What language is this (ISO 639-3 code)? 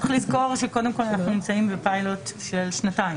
heb